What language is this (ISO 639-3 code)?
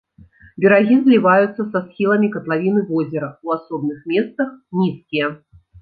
bel